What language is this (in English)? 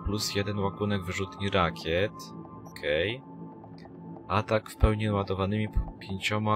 Polish